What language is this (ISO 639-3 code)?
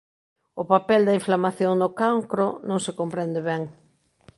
glg